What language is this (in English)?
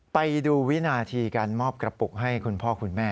Thai